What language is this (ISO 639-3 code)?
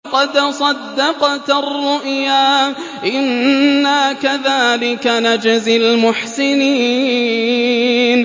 ara